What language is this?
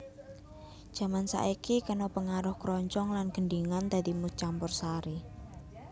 Javanese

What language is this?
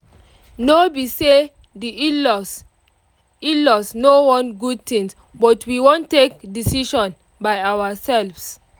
Nigerian Pidgin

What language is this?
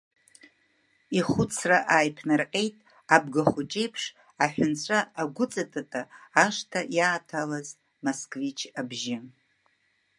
Abkhazian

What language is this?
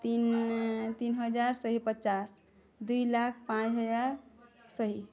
Odia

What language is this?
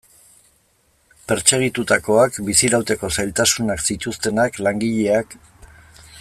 Basque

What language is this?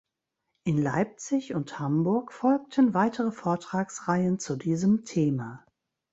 German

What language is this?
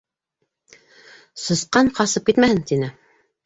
Bashkir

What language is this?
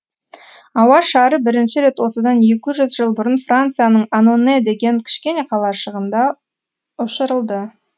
Kazakh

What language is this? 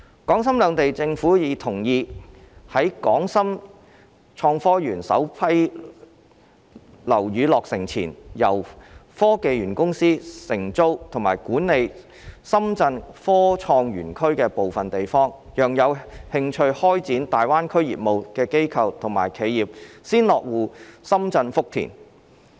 Cantonese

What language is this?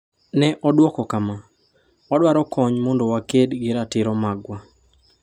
Luo (Kenya and Tanzania)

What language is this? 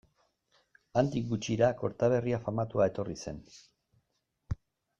Basque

